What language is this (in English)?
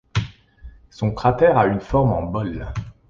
French